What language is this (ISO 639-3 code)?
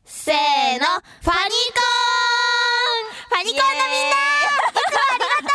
jpn